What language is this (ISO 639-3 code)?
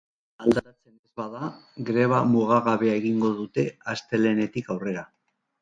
eus